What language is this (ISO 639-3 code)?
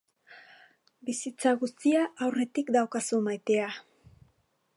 eus